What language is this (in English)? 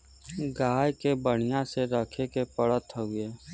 Bhojpuri